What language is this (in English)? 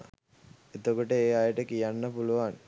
Sinhala